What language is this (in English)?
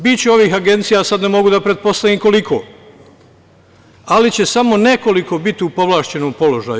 Serbian